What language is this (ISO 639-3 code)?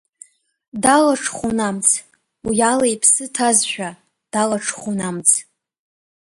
abk